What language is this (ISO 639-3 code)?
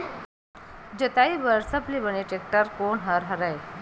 hne